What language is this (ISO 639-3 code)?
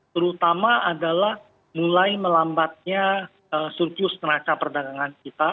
ind